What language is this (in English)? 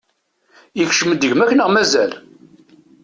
Kabyle